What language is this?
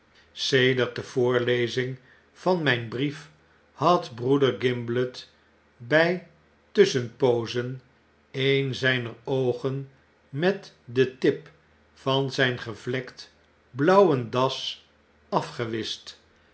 Dutch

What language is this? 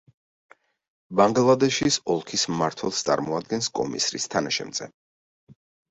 Georgian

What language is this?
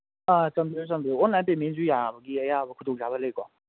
Manipuri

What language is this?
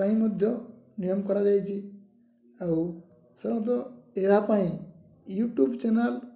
Odia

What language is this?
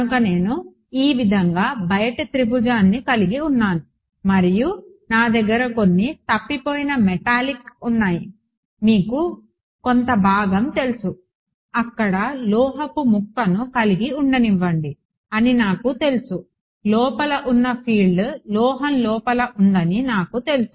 Telugu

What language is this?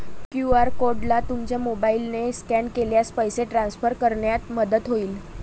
Marathi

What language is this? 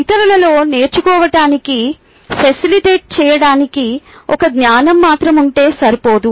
Telugu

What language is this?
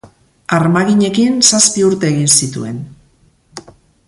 Basque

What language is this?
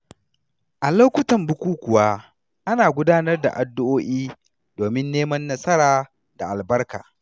Hausa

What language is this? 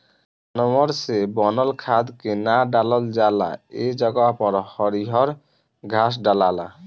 Bhojpuri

